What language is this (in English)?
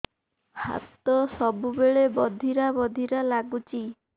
Odia